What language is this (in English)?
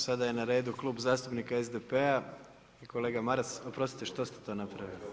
Croatian